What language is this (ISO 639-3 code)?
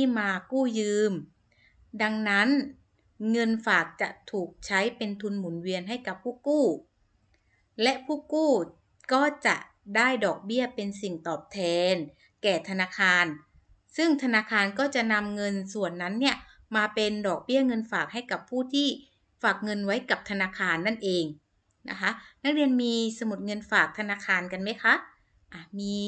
tha